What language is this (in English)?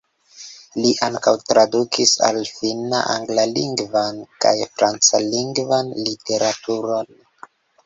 Esperanto